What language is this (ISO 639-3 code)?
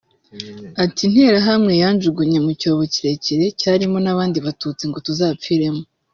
kin